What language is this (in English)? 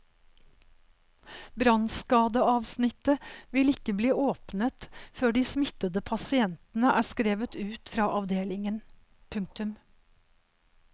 Norwegian